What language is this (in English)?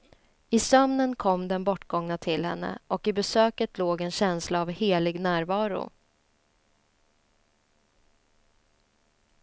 Swedish